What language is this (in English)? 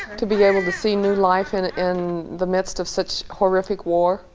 English